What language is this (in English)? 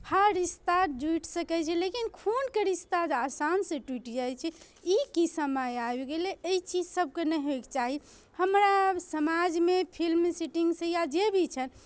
Maithili